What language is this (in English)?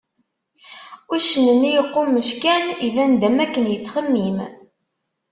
Kabyle